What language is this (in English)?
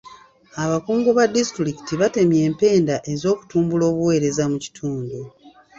Ganda